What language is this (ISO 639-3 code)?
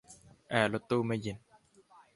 tha